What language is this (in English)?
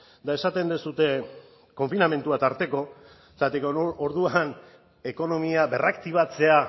Basque